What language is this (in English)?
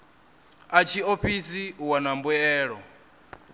Venda